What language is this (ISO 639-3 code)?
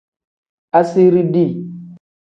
kdh